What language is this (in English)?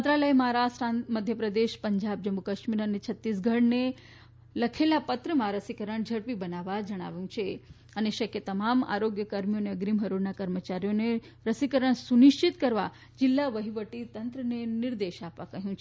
Gujarati